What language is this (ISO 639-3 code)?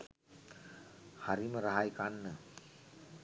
sin